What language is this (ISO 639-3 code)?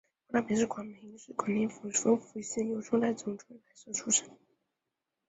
zho